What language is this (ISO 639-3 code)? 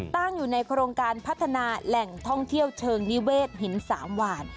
tha